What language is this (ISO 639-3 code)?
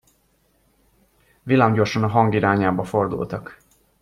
hun